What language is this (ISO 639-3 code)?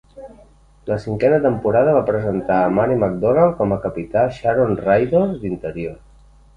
cat